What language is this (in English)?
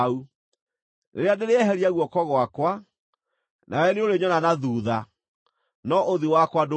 Kikuyu